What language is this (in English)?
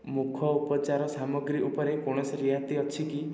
Odia